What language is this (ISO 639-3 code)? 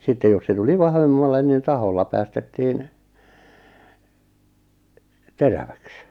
fin